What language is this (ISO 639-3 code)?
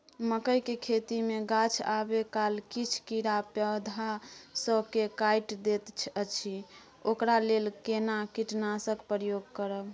mai